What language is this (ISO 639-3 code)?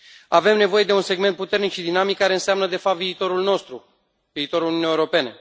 ron